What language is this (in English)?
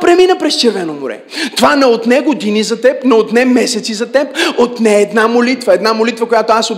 Bulgarian